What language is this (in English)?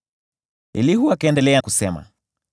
Swahili